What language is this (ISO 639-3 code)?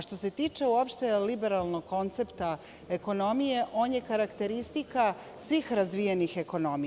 srp